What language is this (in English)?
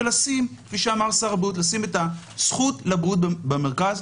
Hebrew